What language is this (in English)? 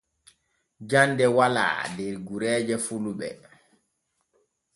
Borgu Fulfulde